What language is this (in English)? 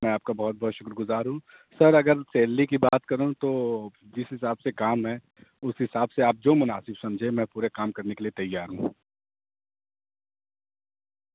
Urdu